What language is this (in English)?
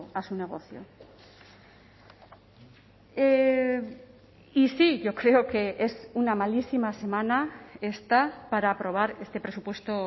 Spanish